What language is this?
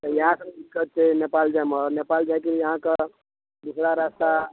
Maithili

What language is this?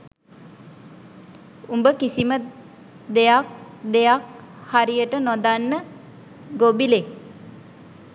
Sinhala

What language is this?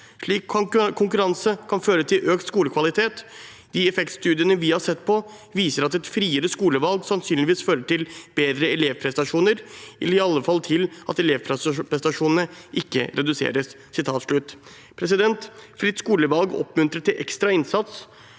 Norwegian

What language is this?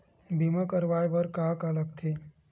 Chhattisgarhi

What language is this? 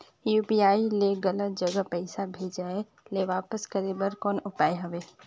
Chhattisgarhi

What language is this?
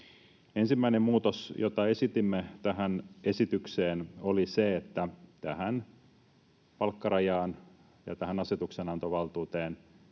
Finnish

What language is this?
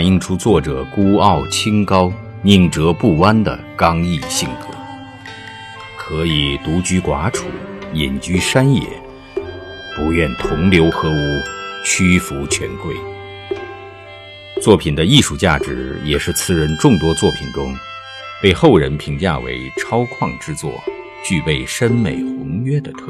Chinese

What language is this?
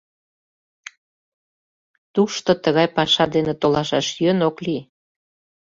Mari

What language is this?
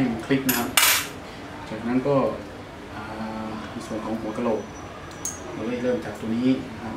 Thai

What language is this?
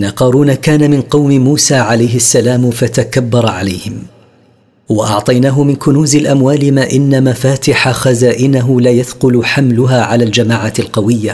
Arabic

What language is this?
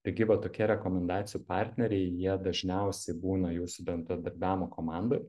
Lithuanian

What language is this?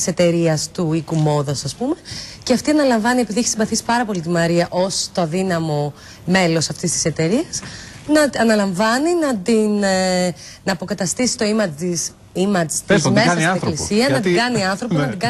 Greek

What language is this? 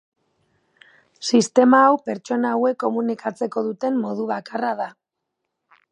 Basque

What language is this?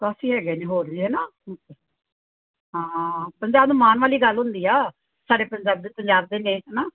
Punjabi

